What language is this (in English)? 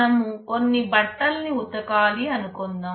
Telugu